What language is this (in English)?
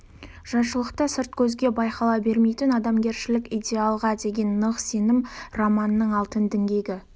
Kazakh